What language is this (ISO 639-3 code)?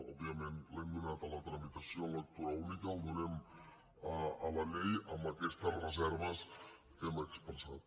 cat